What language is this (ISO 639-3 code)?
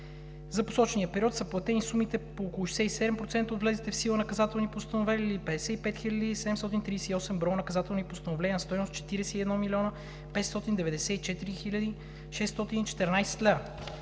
bul